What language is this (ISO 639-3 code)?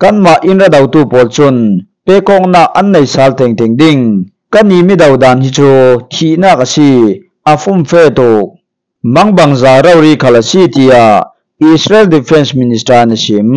tha